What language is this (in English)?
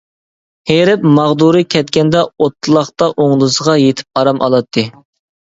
Uyghur